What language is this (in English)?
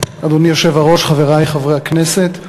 Hebrew